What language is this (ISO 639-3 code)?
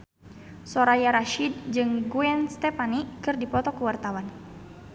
sun